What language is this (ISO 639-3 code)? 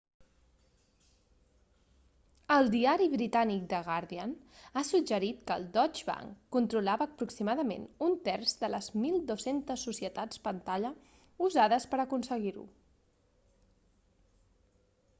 cat